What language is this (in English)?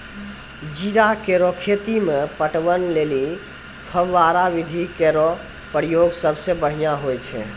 Maithili